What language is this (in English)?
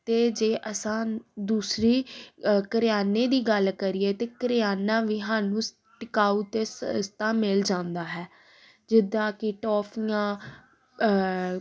Punjabi